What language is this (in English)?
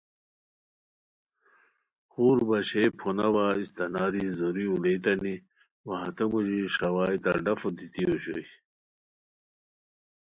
Khowar